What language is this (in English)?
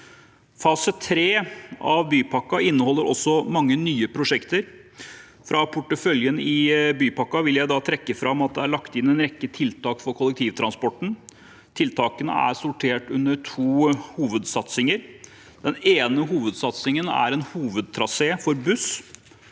Norwegian